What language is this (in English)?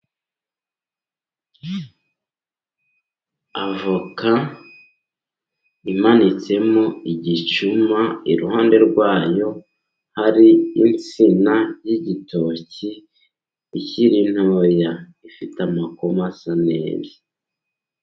Kinyarwanda